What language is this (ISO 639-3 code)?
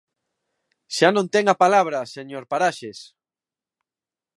glg